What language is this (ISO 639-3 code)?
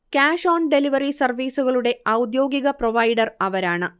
mal